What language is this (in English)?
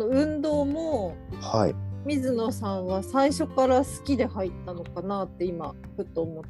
Japanese